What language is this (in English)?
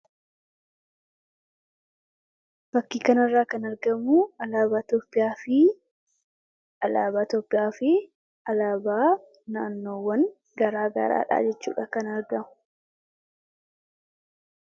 Oromo